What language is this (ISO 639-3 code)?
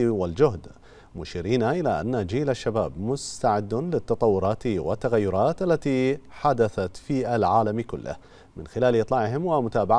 ara